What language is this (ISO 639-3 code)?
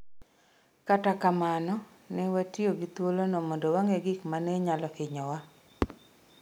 luo